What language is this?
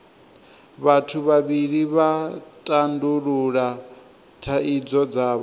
Venda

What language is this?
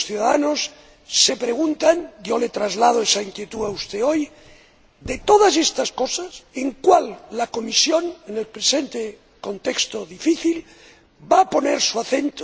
Spanish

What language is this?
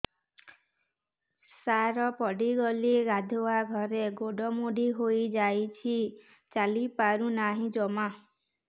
Odia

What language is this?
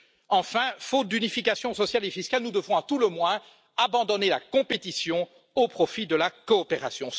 French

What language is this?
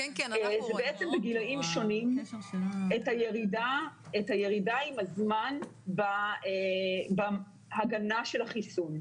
Hebrew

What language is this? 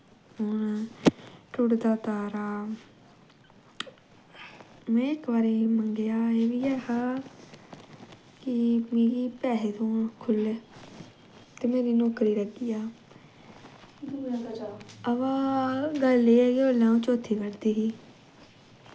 Dogri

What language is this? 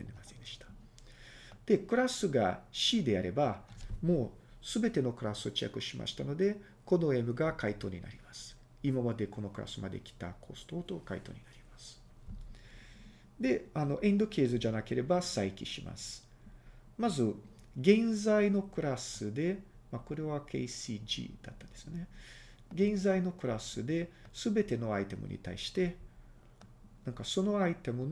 Japanese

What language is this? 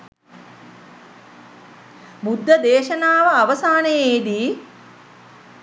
Sinhala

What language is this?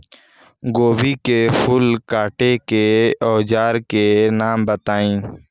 Bhojpuri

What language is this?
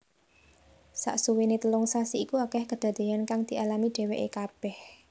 Javanese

